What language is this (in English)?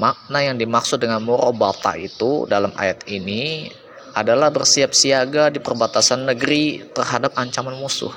Indonesian